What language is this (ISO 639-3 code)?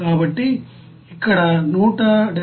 tel